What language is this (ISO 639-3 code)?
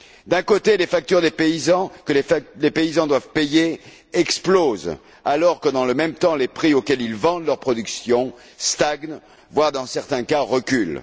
fra